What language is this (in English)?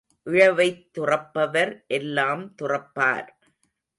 Tamil